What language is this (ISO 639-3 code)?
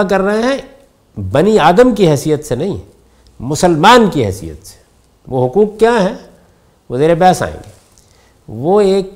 urd